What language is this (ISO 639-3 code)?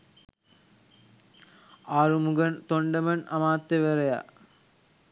sin